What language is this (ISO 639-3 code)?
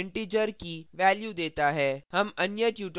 hin